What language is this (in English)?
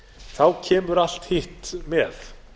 Icelandic